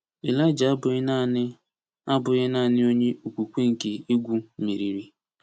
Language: Igbo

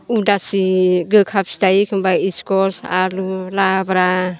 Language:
Bodo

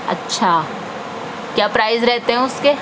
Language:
Urdu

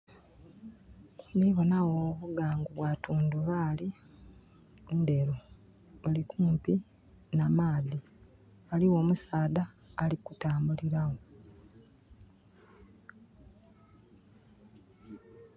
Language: Soga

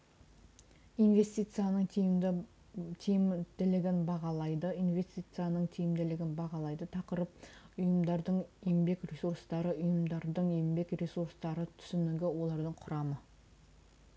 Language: Kazakh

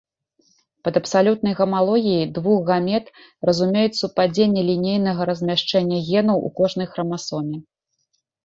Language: Belarusian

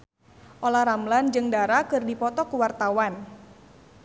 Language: Sundanese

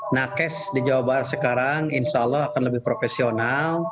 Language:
Indonesian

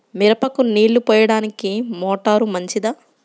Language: Telugu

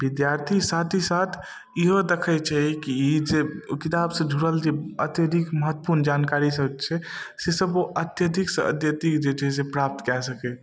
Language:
Maithili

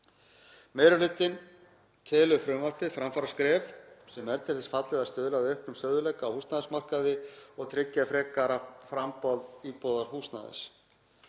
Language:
Icelandic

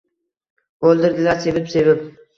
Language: Uzbek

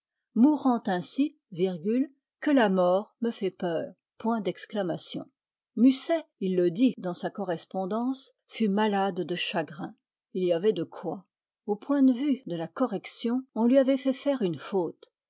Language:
French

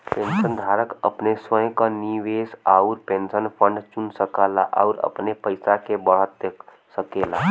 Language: Bhojpuri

